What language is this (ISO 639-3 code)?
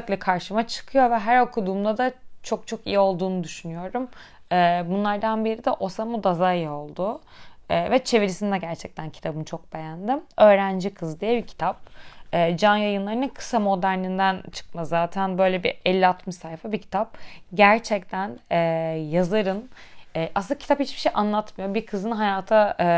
tur